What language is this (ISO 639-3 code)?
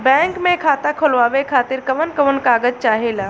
bho